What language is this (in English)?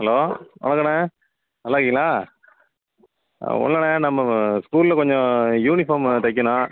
Tamil